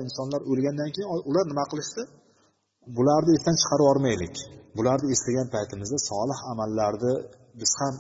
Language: Bulgarian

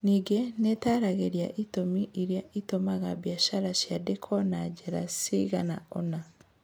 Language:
Kikuyu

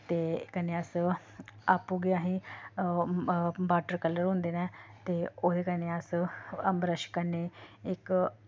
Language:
Dogri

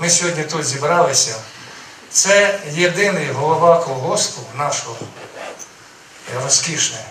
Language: Ukrainian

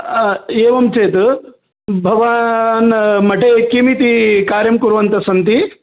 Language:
Sanskrit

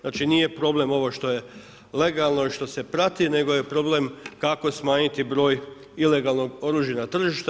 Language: Croatian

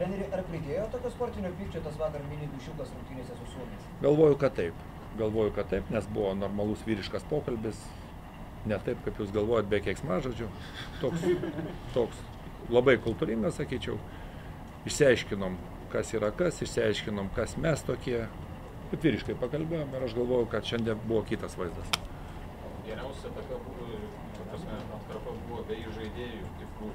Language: Lithuanian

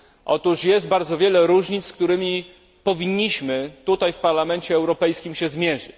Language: Polish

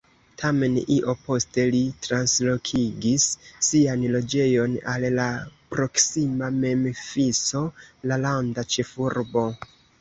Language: Esperanto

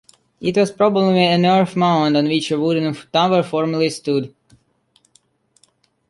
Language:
English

